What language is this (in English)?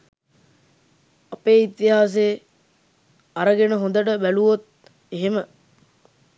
Sinhala